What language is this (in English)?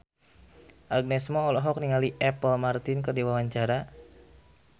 Sundanese